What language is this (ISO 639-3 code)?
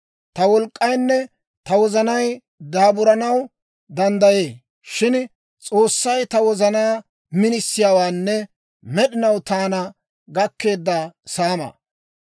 dwr